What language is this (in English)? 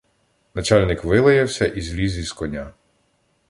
Ukrainian